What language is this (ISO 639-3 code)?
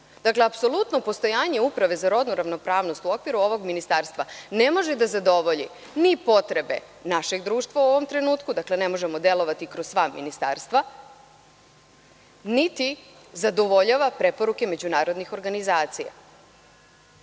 srp